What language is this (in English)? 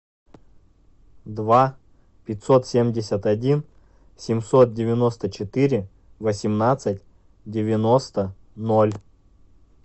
Russian